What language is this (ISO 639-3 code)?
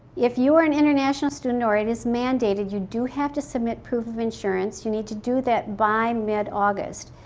eng